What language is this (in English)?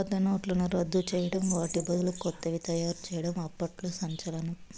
Telugu